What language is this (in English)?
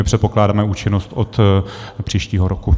Czech